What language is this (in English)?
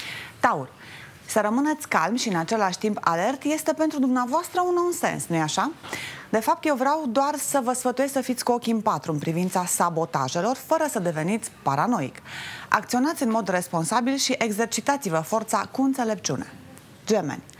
Romanian